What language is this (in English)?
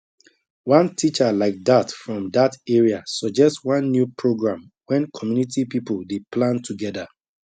Nigerian Pidgin